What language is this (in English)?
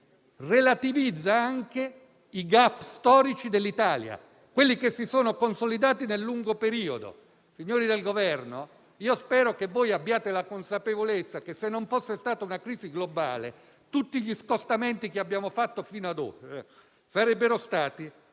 Italian